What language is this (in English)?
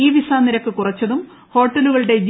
Malayalam